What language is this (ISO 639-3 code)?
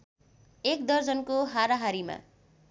nep